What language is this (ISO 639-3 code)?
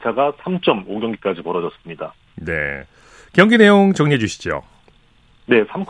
kor